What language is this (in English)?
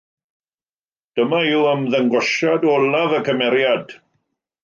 Welsh